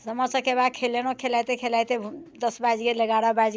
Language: Maithili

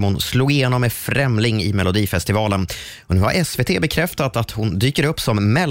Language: Swedish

